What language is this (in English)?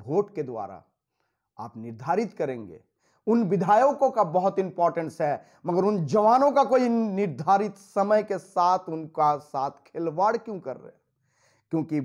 Hindi